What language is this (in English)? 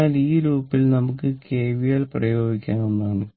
Malayalam